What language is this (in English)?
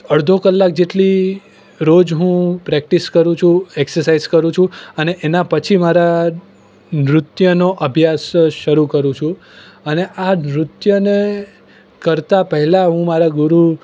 Gujarati